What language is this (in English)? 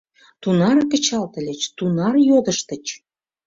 Mari